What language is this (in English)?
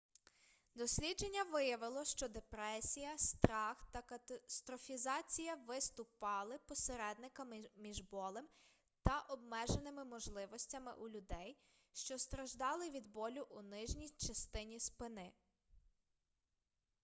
Ukrainian